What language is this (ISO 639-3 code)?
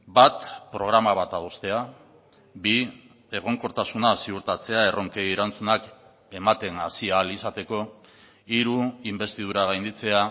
eus